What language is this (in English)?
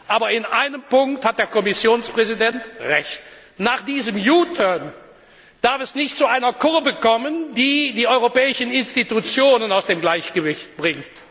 German